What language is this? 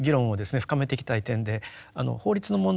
Japanese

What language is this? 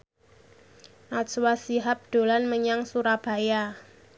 Javanese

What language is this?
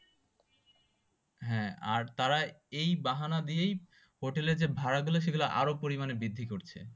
Bangla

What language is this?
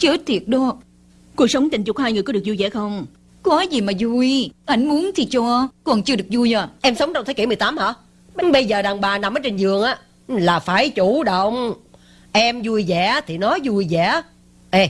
Vietnamese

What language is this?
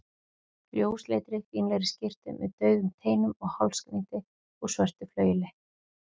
Icelandic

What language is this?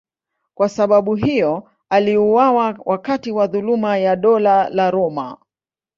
Swahili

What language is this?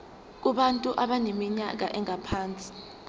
Zulu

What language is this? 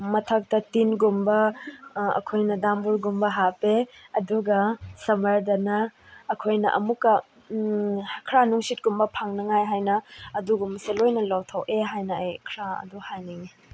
Manipuri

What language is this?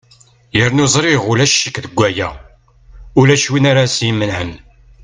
Kabyle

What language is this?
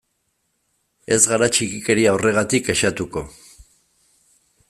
Basque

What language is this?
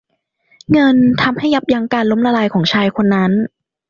Thai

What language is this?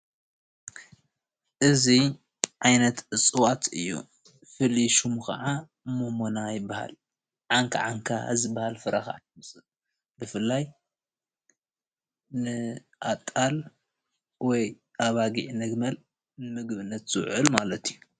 Tigrinya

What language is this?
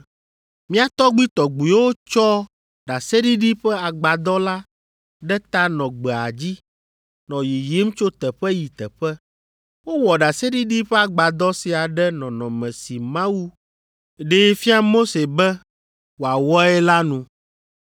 Ewe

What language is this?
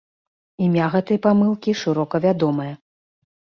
Belarusian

